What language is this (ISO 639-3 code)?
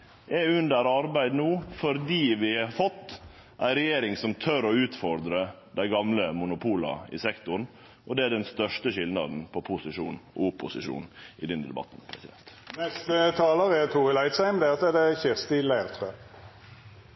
nno